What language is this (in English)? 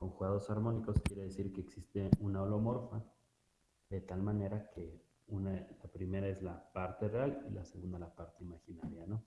Spanish